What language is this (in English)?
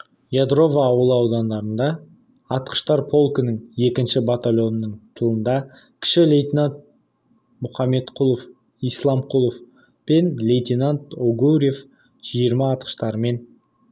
Kazakh